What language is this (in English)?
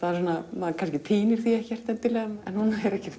Icelandic